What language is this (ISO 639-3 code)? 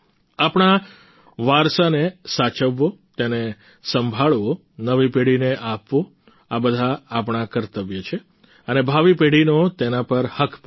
guj